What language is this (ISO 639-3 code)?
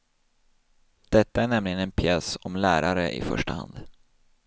swe